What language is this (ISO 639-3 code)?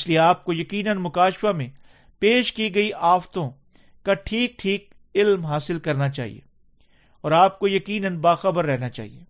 urd